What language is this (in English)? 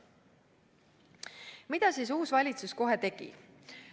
Estonian